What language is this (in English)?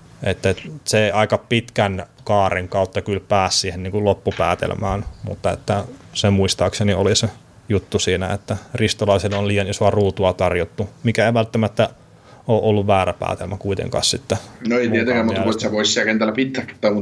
Finnish